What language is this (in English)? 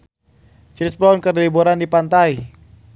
Sundanese